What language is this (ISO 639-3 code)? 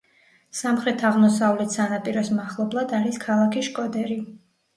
kat